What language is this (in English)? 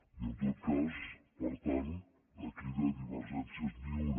Catalan